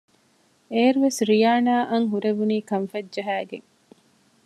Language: Divehi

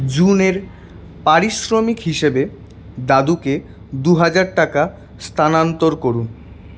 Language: Bangla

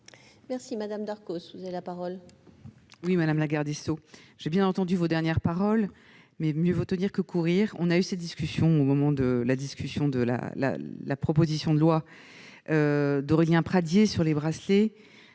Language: French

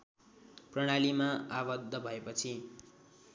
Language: Nepali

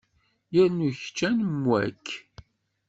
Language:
Kabyle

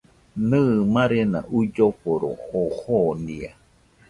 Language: Nüpode Huitoto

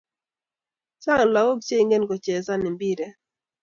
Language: Kalenjin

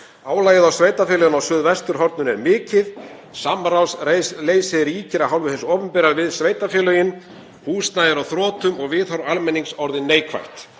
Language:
Icelandic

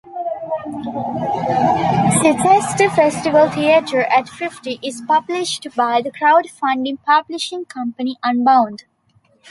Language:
English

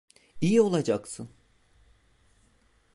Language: Turkish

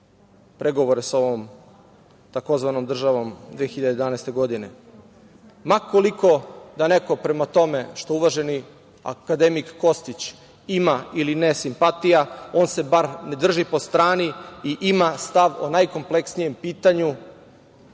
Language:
Serbian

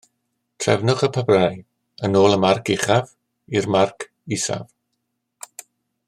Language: Welsh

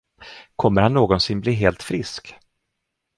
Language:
Swedish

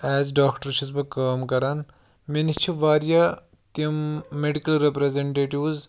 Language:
Kashmiri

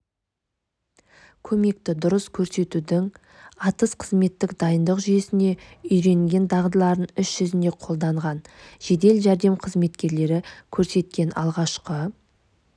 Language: Kazakh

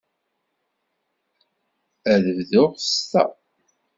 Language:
Kabyle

